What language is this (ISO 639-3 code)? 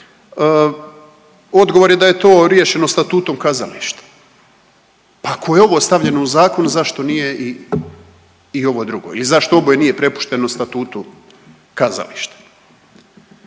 hrv